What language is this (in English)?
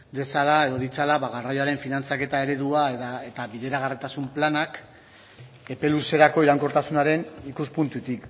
Basque